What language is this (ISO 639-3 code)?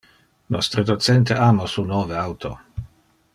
ina